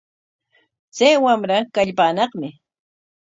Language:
Corongo Ancash Quechua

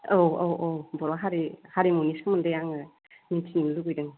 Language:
Bodo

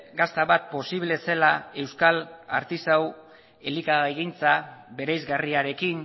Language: Basque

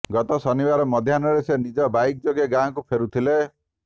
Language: Odia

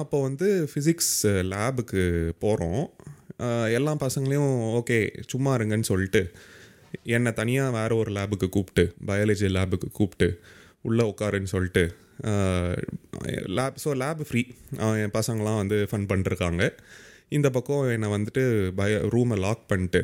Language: Tamil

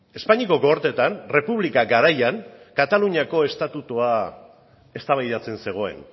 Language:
Basque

